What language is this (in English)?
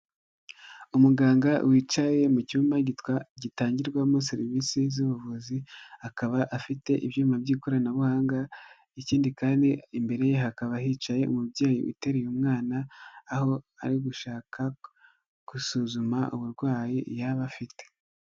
Kinyarwanda